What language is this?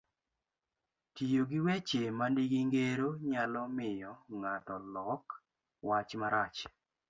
Luo (Kenya and Tanzania)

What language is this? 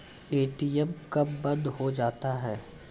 Maithili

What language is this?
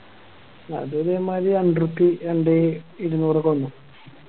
Malayalam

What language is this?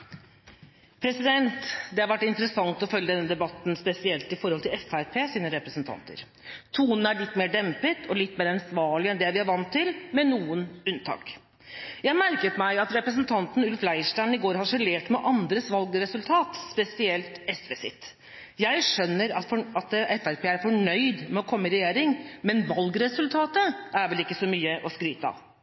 Norwegian Bokmål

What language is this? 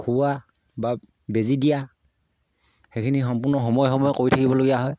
Assamese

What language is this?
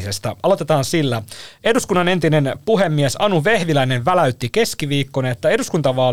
Finnish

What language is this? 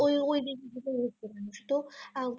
Bangla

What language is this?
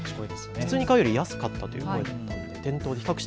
Japanese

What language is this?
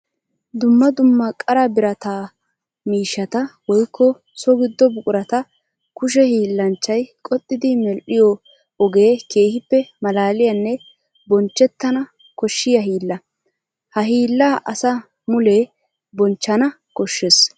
Wolaytta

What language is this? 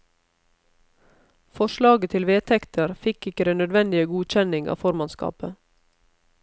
Norwegian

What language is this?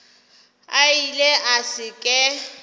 Northern Sotho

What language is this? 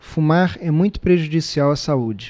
Portuguese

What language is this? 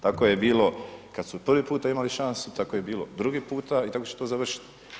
Croatian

